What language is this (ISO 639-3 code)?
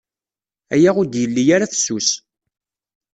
kab